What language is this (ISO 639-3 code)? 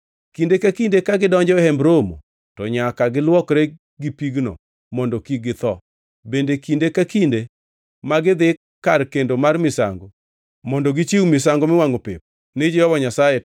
luo